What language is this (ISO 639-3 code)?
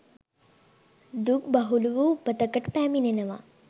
sin